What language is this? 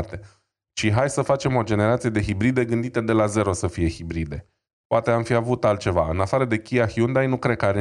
Romanian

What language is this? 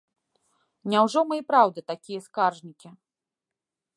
Belarusian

